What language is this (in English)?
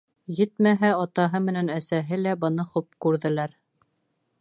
Bashkir